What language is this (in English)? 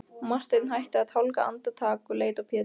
Icelandic